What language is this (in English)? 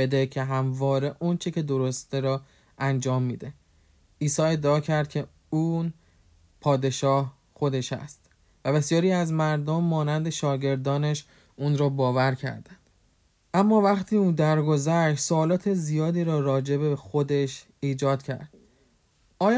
Persian